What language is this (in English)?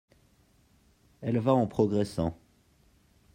French